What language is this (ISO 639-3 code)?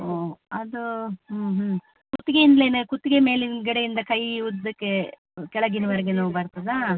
kan